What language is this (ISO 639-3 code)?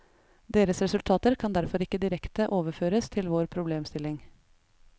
nor